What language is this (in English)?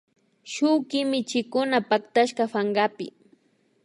Imbabura Highland Quichua